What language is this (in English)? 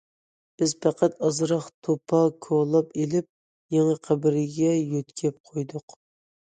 Uyghur